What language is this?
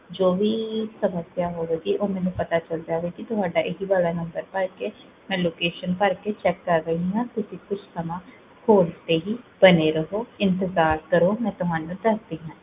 Punjabi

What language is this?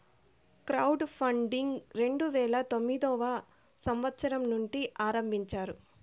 Telugu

